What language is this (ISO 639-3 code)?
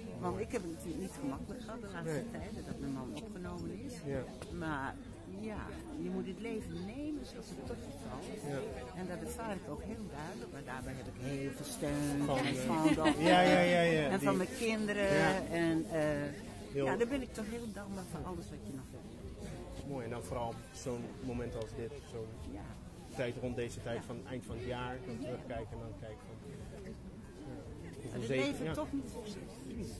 nld